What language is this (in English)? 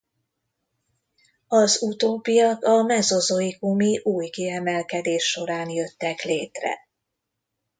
Hungarian